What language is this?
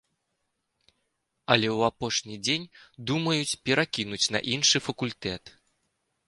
Belarusian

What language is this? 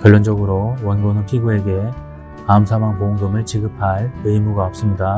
Korean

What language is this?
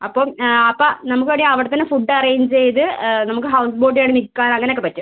Malayalam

